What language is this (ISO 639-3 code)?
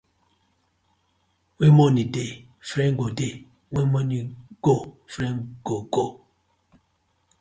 pcm